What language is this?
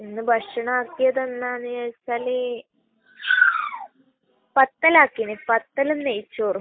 Malayalam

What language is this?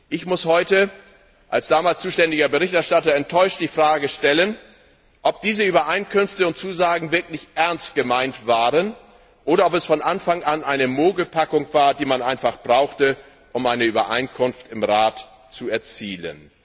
German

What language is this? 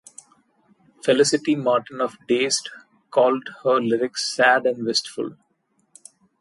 English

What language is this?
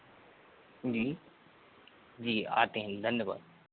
Hindi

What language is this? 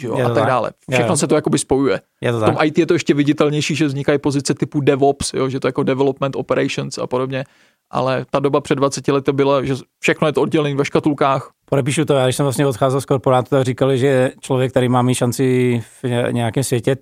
Czech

